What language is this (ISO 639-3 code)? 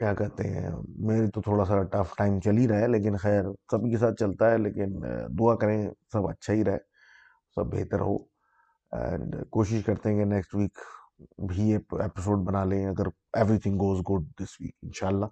urd